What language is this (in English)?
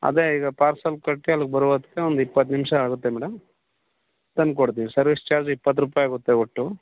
Kannada